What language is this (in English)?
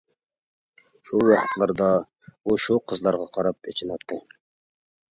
Uyghur